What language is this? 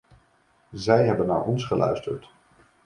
Dutch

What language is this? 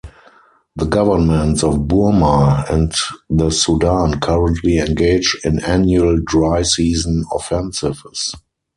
English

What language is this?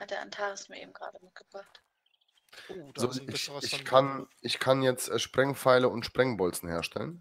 German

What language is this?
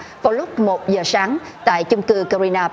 Vietnamese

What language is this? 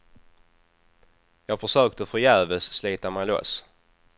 Swedish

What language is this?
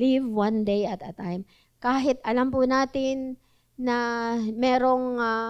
Filipino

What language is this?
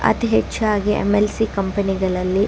Kannada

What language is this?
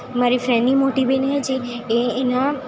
Gujarati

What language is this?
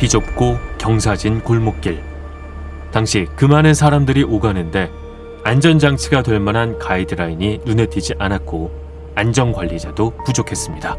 Korean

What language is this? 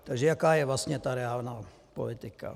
Czech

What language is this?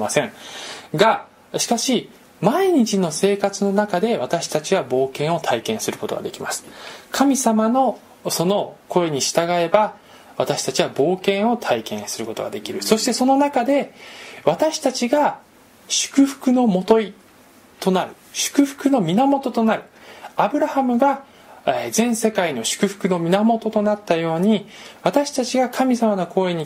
Japanese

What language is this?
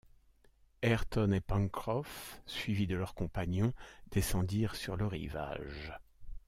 French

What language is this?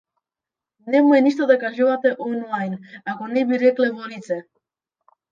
Macedonian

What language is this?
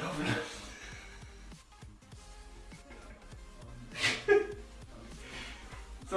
German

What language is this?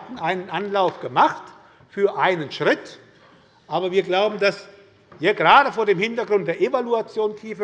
German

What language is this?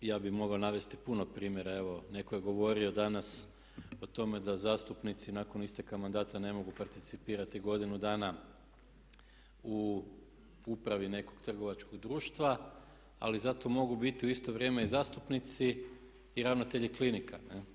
Croatian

